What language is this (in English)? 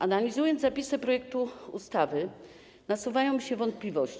Polish